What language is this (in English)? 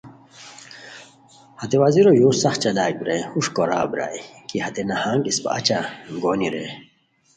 Khowar